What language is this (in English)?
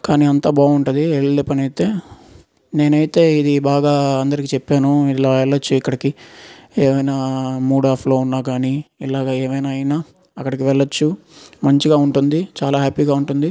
Telugu